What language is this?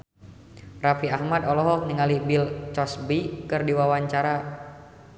Sundanese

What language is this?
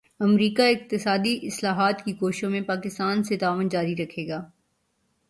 Urdu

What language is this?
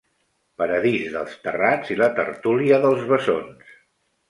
Catalan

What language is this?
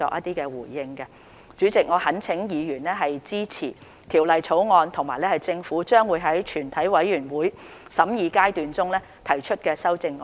Cantonese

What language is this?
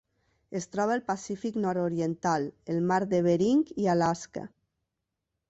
Catalan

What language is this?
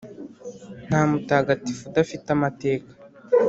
Kinyarwanda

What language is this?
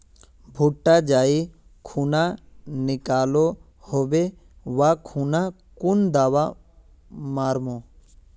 Magahi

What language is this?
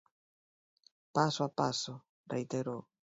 Galician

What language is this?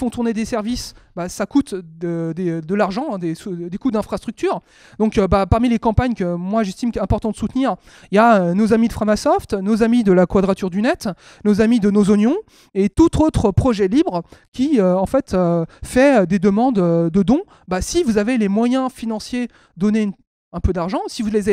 French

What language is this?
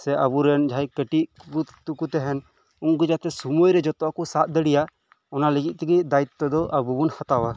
Santali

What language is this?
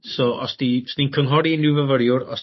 Welsh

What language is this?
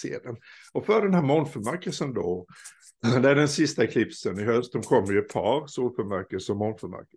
Swedish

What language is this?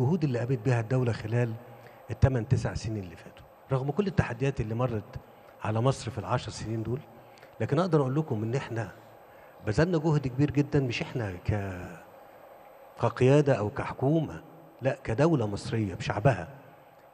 Arabic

